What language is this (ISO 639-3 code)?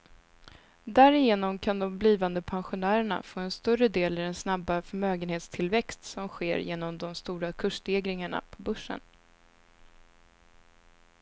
swe